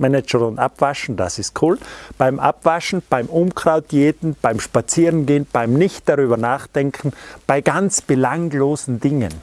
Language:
German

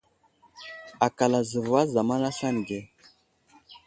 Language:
Wuzlam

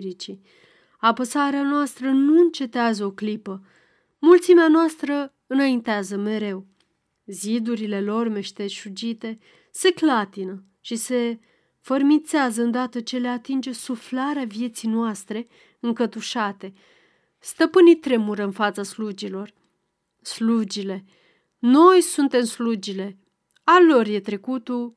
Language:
Romanian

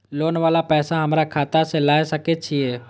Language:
Maithili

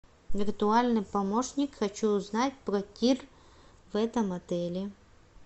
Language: Russian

